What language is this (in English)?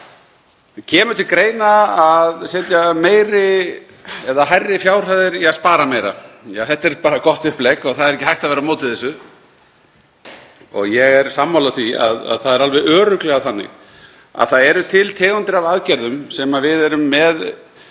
Icelandic